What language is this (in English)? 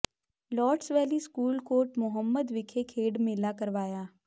Punjabi